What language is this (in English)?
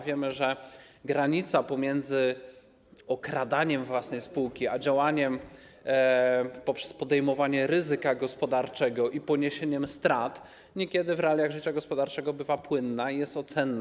Polish